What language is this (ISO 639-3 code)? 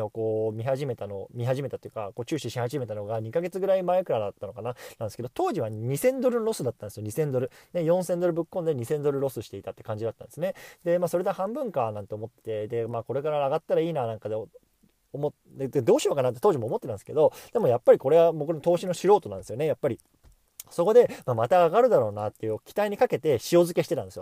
jpn